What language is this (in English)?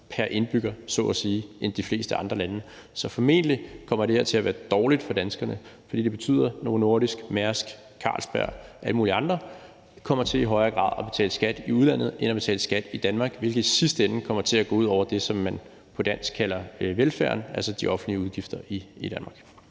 Danish